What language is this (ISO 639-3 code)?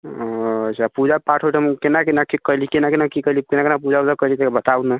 mai